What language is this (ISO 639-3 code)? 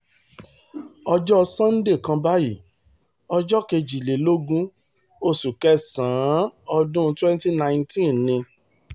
yor